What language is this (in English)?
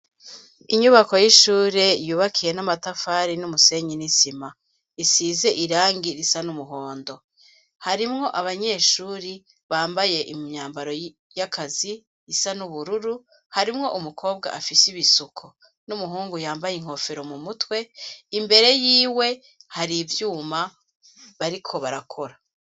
Rundi